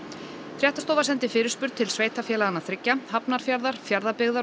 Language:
Icelandic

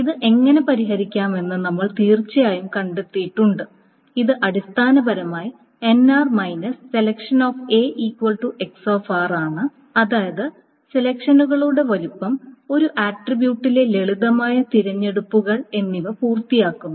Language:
Malayalam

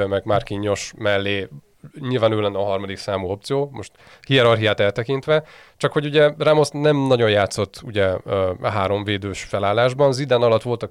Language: Hungarian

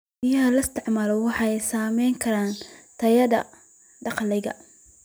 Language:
Somali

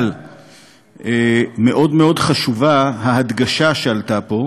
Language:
Hebrew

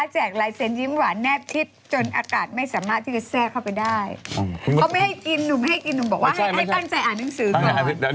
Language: Thai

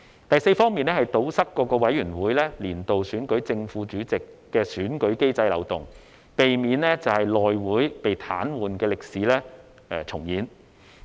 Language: Cantonese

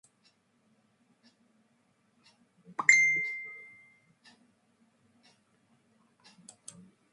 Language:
Georgian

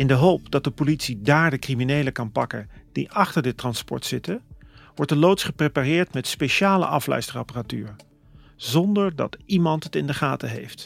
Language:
Dutch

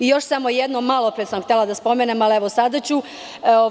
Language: Serbian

